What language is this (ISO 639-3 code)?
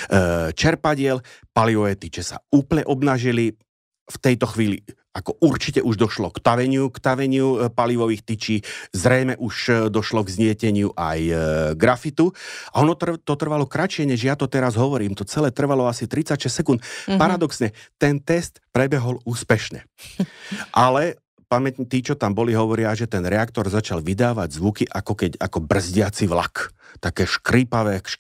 slk